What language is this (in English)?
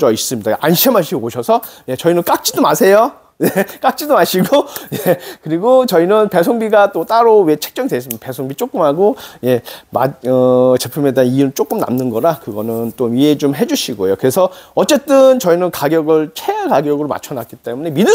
Korean